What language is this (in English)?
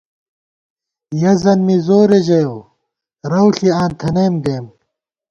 Gawar-Bati